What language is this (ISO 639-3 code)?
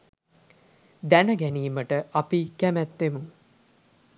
sin